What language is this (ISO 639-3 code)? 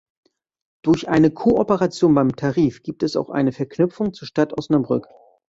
deu